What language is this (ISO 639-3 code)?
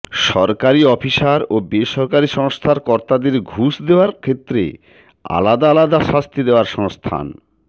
ben